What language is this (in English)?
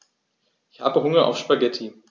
German